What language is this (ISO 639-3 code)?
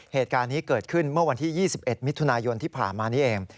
tha